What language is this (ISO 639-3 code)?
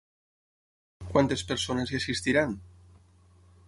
cat